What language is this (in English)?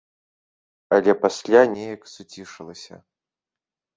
Belarusian